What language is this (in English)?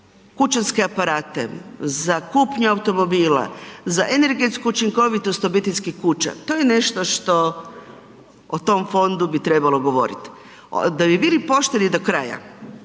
Croatian